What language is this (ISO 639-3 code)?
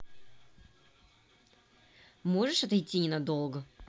rus